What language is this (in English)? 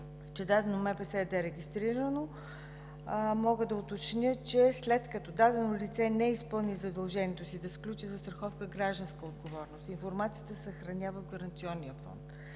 Bulgarian